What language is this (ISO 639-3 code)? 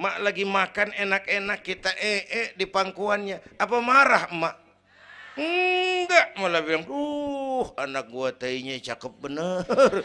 ind